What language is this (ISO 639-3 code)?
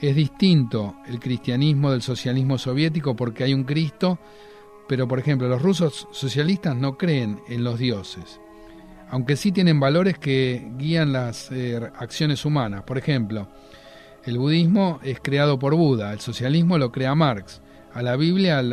spa